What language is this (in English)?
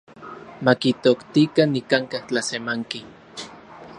Central Puebla Nahuatl